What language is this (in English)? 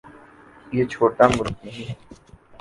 Urdu